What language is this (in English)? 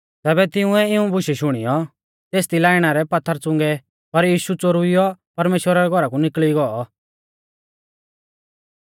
Mahasu Pahari